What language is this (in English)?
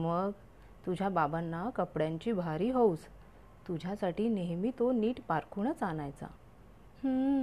Marathi